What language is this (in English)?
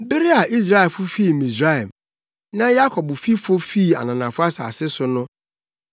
Akan